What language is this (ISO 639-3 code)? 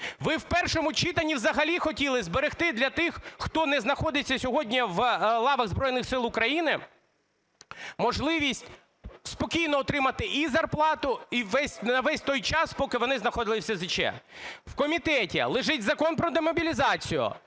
ukr